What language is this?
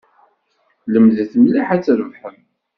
Kabyle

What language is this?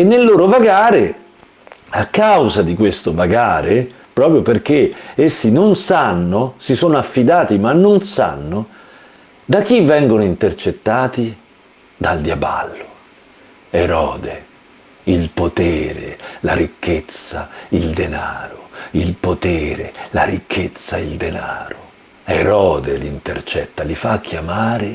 Italian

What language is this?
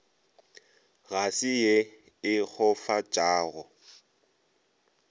Northern Sotho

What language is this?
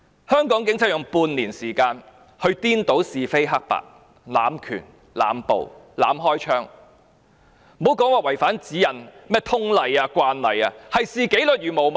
Cantonese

